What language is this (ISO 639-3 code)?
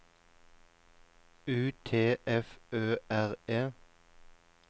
nor